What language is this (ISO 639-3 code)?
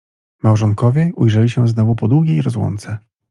pol